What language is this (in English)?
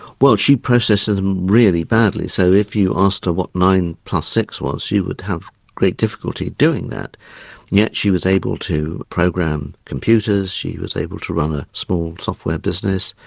English